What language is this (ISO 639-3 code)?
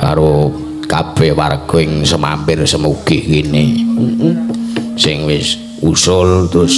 ind